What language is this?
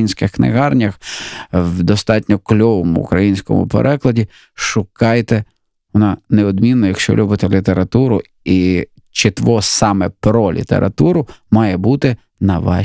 Ukrainian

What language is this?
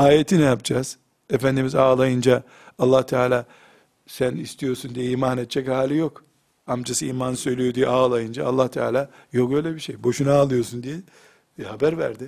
Turkish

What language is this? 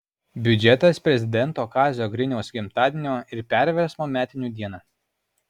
Lithuanian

